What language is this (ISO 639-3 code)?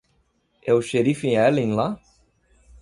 por